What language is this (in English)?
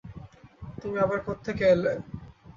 Bangla